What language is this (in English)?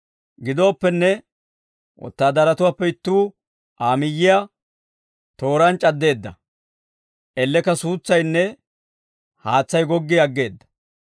Dawro